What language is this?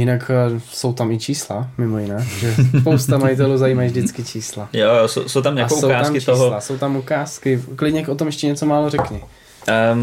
Czech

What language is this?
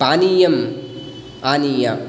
Sanskrit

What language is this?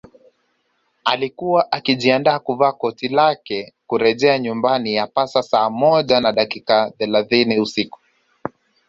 Swahili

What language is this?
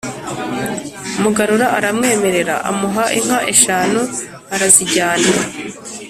Kinyarwanda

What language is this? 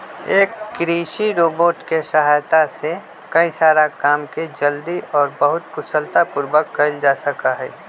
Magahi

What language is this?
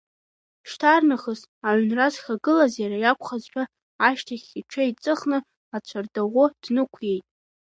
Abkhazian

